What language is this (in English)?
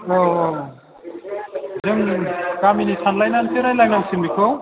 Bodo